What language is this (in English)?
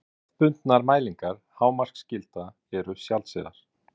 Icelandic